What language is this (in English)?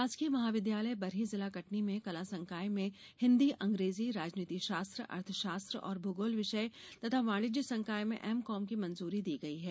Hindi